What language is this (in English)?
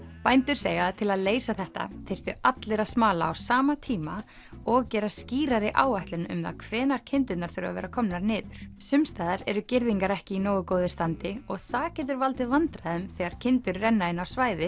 Icelandic